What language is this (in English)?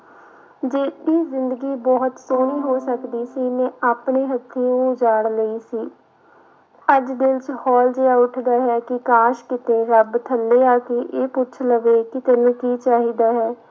Punjabi